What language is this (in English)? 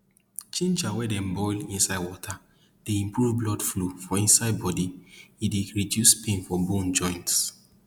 Nigerian Pidgin